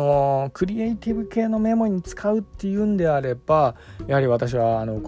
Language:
Japanese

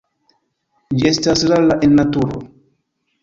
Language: Esperanto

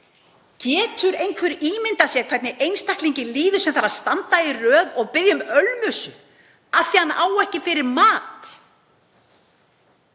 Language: Icelandic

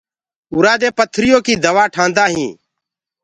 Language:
Gurgula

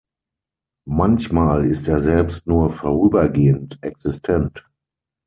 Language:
German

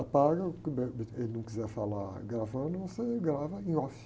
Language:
Portuguese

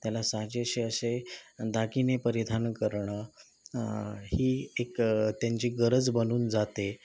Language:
Marathi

